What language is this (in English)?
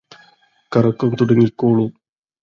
Malayalam